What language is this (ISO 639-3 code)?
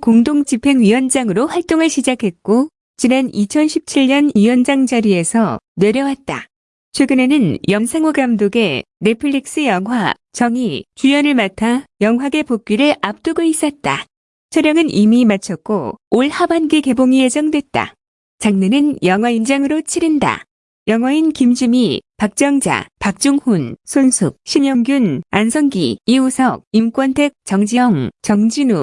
kor